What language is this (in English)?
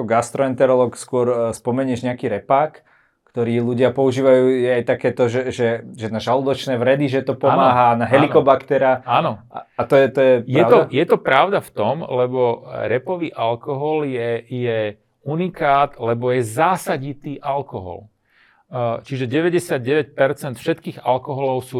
Slovak